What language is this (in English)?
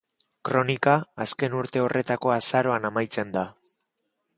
Basque